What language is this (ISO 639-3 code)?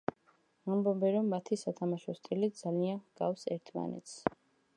kat